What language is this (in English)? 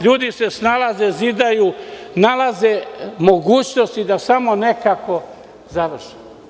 Serbian